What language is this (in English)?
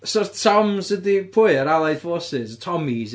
Welsh